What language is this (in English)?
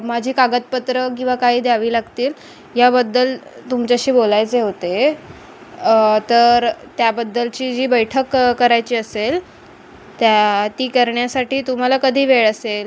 Marathi